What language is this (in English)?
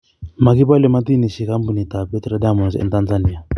Kalenjin